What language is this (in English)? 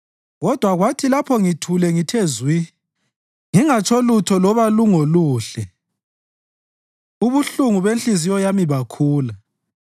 North Ndebele